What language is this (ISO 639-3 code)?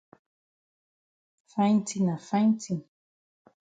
wes